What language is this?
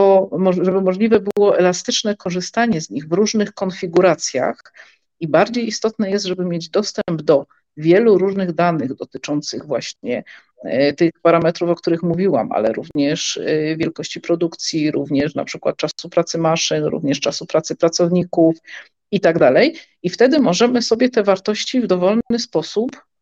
Polish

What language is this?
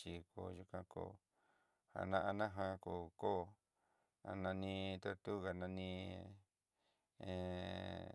Southeastern Nochixtlán Mixtec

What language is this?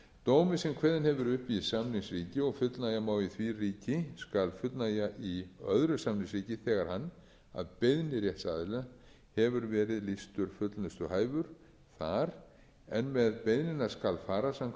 Icelandic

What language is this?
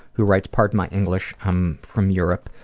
English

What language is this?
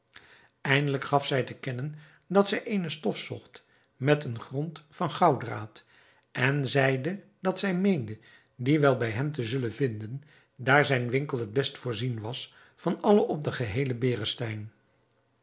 Dutch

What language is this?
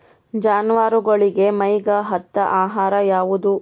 Kannada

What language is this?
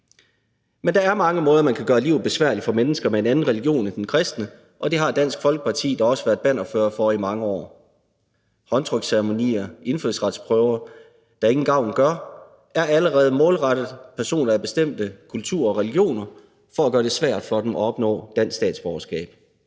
Danish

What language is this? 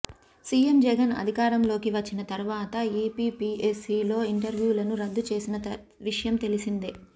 Telugu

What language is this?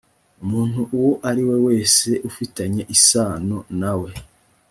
Kinyarwanda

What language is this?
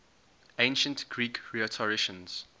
English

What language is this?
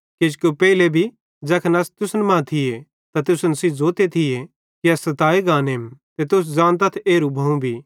Bhadrawahi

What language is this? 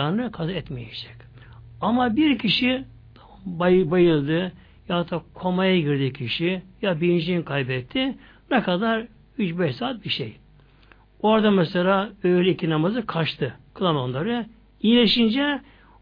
Turkish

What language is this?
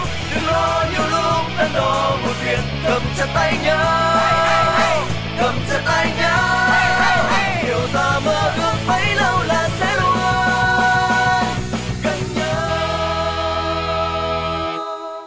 Vietnamese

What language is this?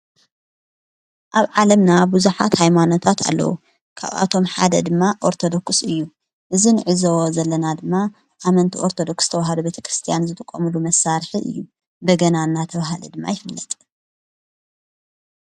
Tigrinya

